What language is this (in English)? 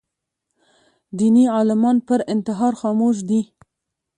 Pashto